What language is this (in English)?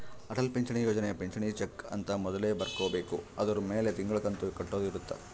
Kannada